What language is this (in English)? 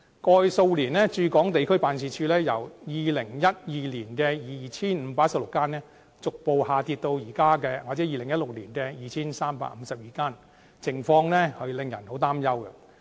Cantonese